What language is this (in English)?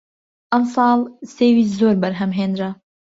Central Kurdish